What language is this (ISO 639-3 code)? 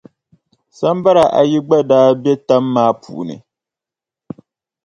dag